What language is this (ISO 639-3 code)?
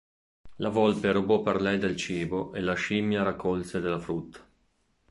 ita